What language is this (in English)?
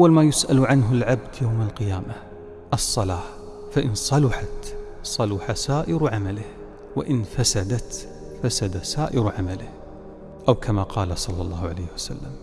Arabic